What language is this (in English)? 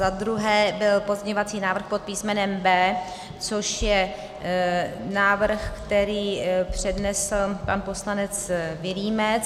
Czech